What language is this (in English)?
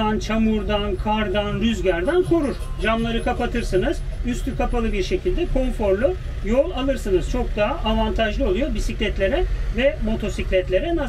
Turkish